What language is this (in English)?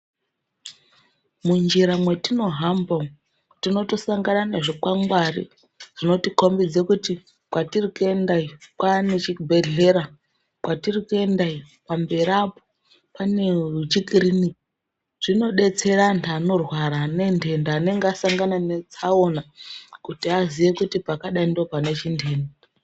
Ndau